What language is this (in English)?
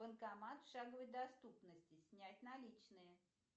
Russian